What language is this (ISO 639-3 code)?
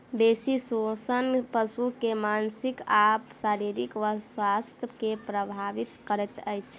mai